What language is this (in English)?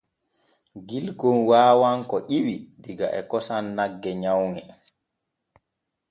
Borgu Fulfulde